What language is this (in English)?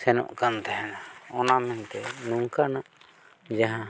Santali